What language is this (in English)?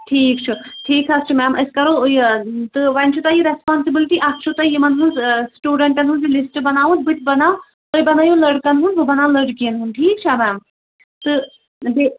Kashmiri